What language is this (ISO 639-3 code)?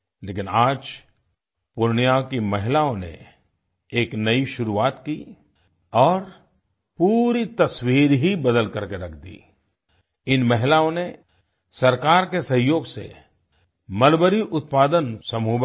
hin